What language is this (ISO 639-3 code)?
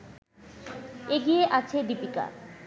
ben